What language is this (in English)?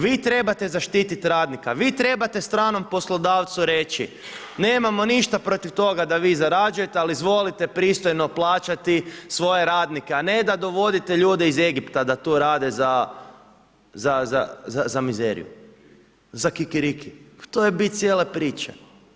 Croatian